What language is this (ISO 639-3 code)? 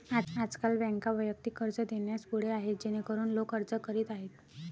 mar